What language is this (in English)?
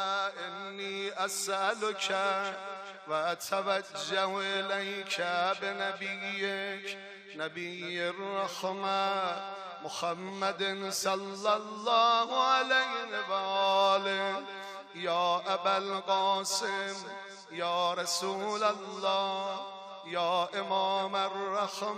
Persian